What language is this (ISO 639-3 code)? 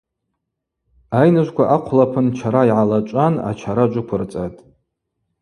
abq